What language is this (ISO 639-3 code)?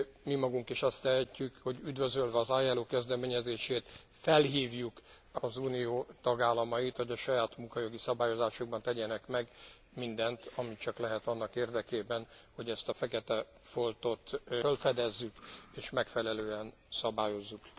hun